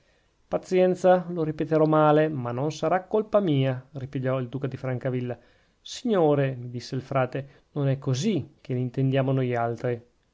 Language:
Italian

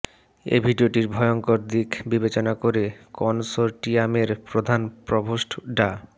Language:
Bangla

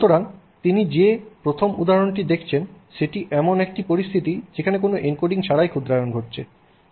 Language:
Bangla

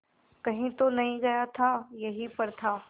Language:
Hindi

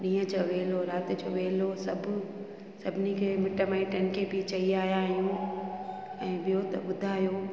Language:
Sindhi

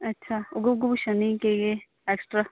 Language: Dogri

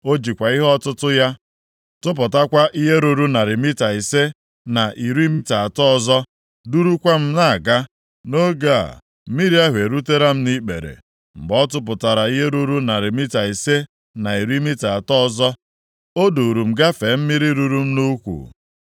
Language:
Igbo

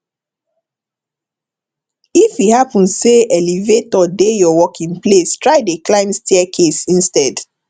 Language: Nigerian Pidgin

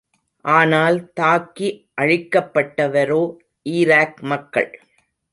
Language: Tamil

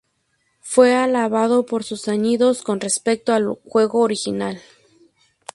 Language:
Spanish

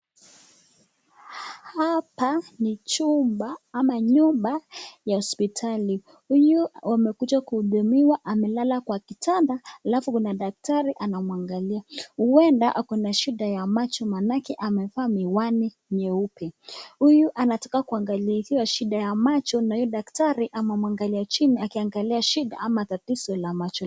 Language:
Swahili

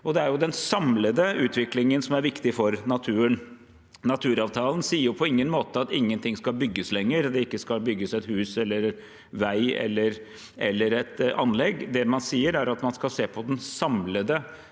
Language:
Norwegian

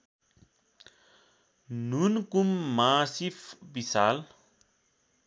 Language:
Nepali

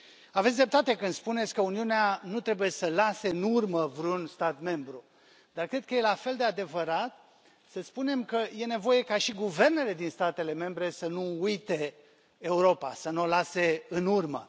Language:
Romanian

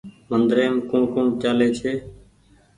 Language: Goaria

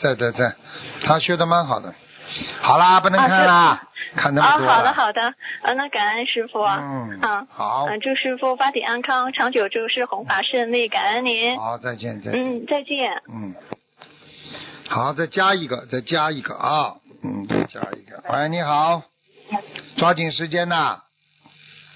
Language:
Chinese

